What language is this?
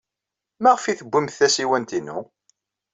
Kabyle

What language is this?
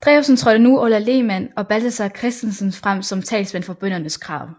Danish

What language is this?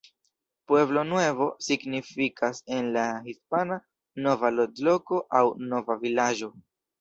Esperanto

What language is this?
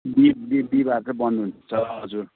Nepali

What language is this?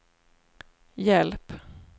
Swedish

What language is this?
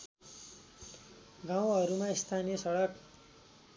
Nepali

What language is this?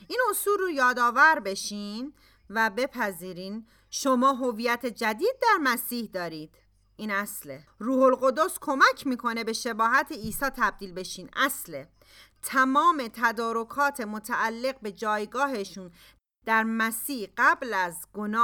Persian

